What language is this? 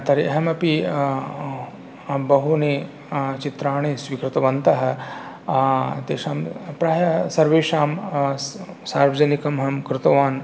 Sanskrit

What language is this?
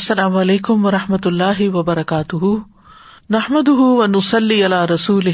Urdu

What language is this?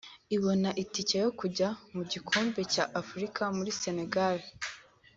Kinyarwanda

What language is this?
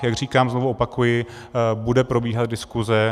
Czech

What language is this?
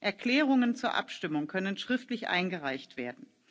German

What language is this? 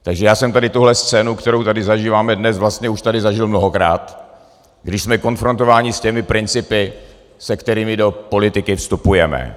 Czech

